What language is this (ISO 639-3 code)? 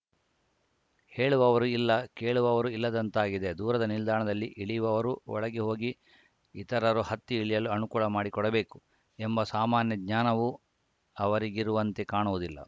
kan